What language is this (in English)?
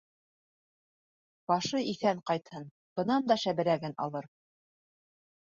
Bashkir